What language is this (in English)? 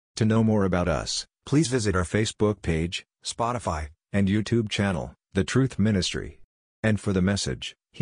Filipino